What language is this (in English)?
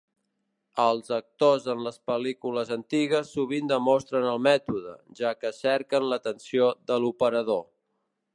Catalan